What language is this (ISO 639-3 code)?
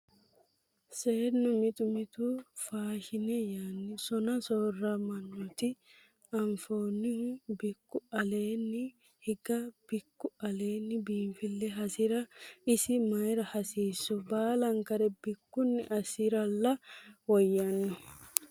sid